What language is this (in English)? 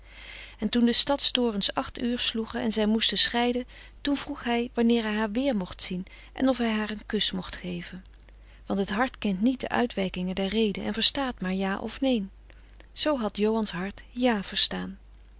Dutch